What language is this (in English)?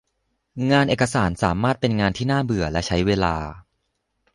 Thai